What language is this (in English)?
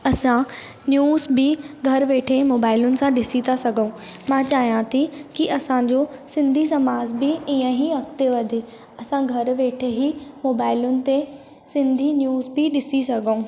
Sindhi